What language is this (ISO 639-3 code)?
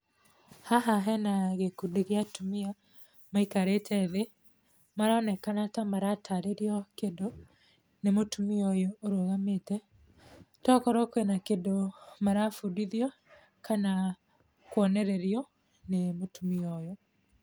kik